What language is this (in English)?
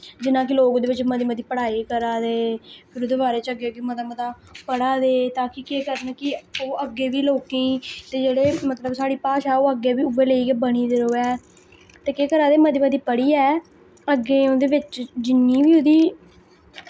Dogri